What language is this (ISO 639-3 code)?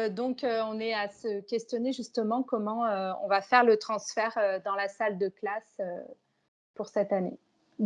fra